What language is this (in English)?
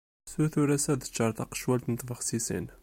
Kabyle